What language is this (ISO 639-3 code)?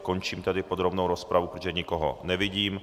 ces